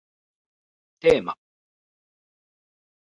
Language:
Japanese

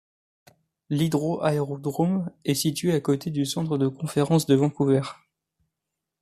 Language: French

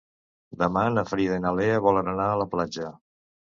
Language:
Catalan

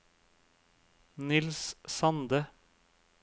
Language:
Norwegian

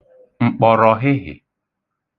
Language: Igbo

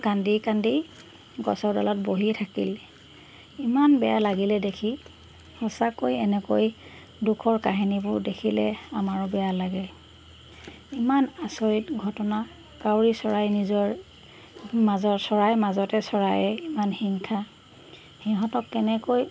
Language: Assamese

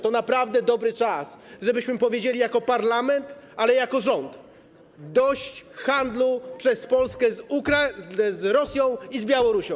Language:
Polish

